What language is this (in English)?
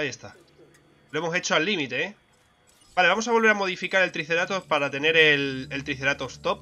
Spanish